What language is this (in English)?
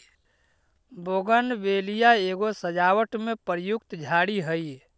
Magahi